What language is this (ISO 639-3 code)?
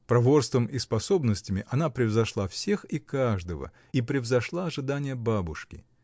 rus